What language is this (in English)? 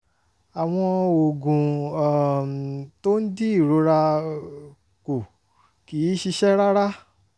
Yoruba